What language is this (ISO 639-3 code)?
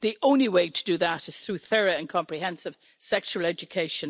eng